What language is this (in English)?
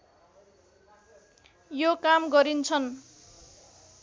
Nepali